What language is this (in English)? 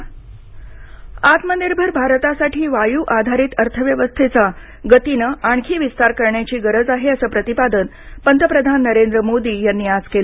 Marathi